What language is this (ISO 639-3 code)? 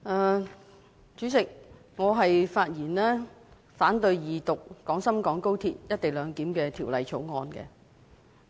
yue